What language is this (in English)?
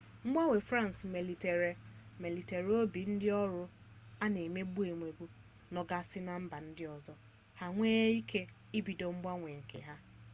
Igbo